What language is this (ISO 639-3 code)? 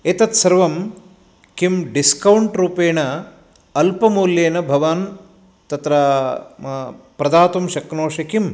san